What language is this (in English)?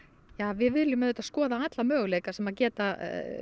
Icelandic